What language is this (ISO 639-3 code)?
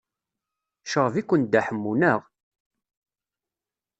kab